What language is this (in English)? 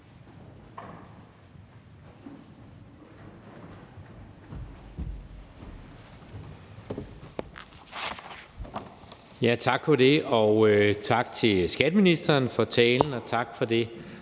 Danish